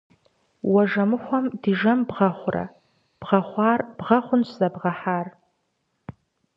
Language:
Kabardian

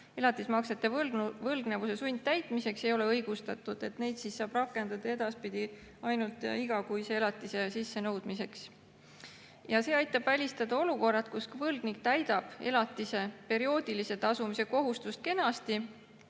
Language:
Estonian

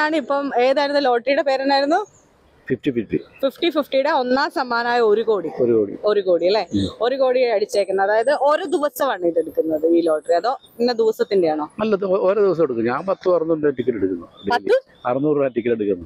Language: Malayalam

